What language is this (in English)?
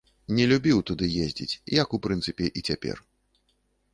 Belarusian